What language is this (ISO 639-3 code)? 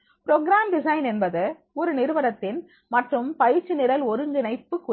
tam